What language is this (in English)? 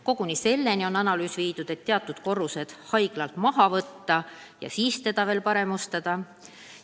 Estonian